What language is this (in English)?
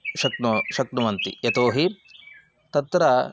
Sanskrit